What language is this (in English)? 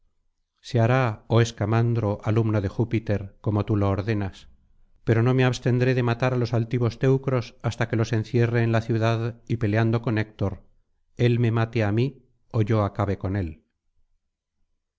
Spanish